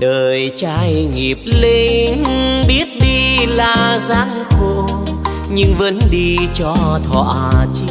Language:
Vietnamese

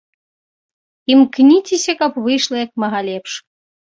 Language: Belarusian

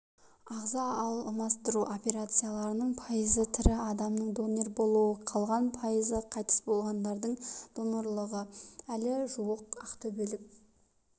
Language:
Kazakh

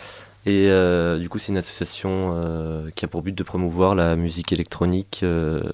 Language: French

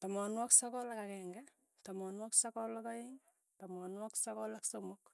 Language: Tugen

